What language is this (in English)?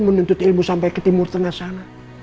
Indonesian